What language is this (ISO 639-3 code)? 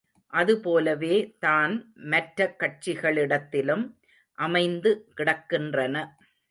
tam